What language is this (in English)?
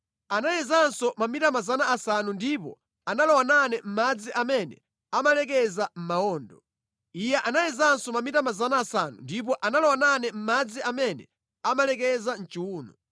Nyanja